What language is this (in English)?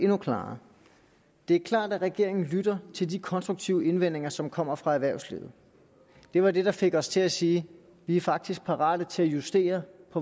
Danish